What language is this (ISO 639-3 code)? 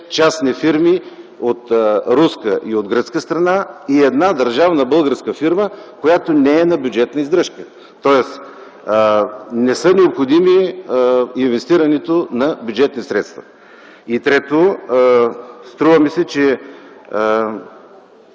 bul